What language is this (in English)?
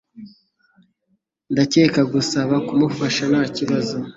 Kinyarwanda